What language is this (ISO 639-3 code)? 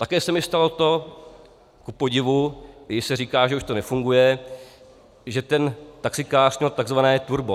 ces